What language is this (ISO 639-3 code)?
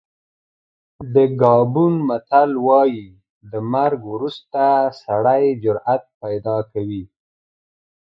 pus